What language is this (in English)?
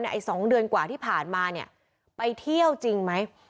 Thai